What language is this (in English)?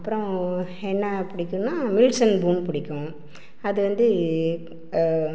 Tamil